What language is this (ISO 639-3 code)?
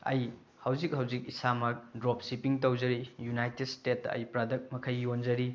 mni